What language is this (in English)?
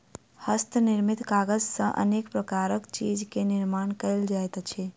Maithili